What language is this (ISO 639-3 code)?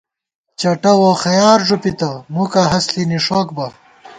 gwt